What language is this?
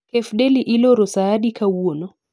Luo (Kenya and Tanzania)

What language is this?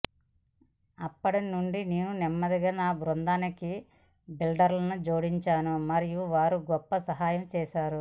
Telugu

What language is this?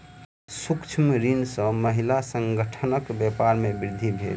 Maithili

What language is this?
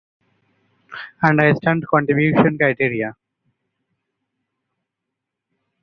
Bangla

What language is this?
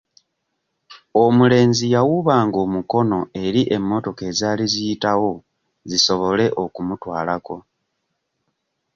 Ganda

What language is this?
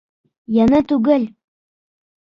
Bashkir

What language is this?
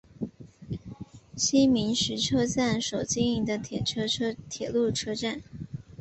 Chinese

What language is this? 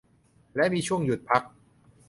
Thai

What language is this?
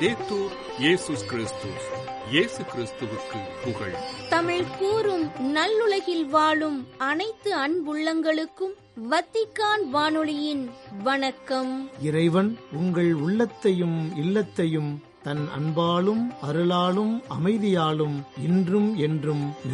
Tamil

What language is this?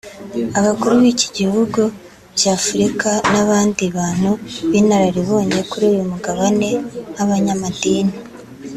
Kinyarwanda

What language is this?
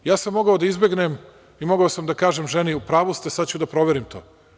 Serbian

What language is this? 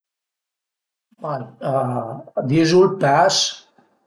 Piedmontese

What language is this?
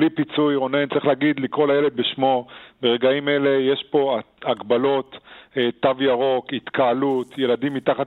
Hebrew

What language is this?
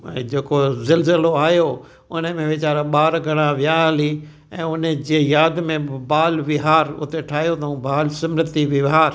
Sindhi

